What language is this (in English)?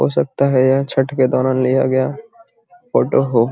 Magahi